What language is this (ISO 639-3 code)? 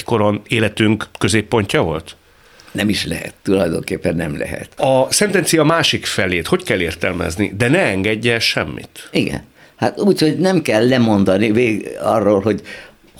hun